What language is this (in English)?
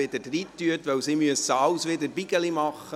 Swiss German